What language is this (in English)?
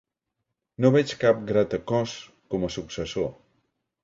Catalan